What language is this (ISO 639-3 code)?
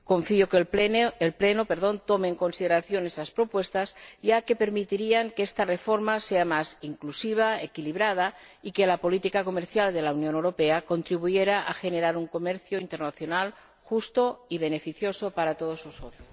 spa